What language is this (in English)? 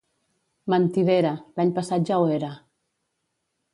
Catalan